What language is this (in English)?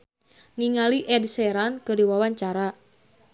Sundanese